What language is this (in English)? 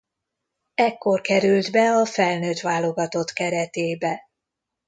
Hungarian